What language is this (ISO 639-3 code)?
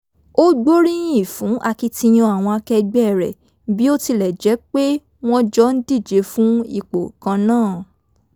yor